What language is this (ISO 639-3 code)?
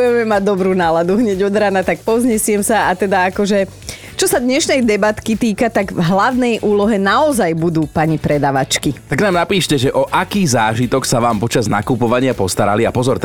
slk